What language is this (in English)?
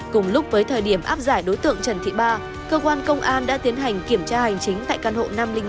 Vietnamese